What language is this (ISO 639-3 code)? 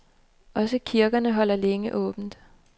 dan